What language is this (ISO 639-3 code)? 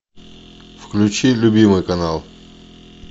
rus